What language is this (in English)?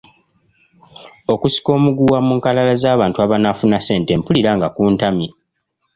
Ganda